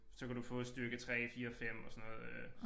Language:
Danish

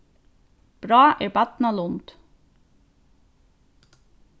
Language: Faroese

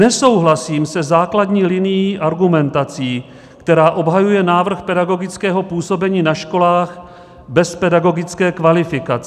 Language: Czech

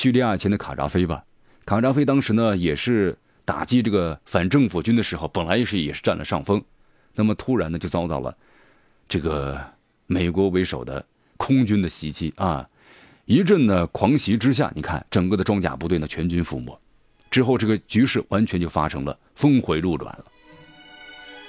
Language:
Chinese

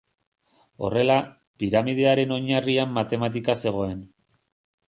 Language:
Basque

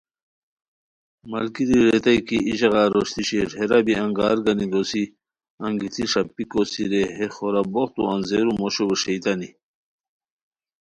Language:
Khowar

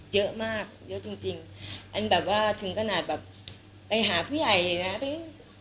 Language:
Thai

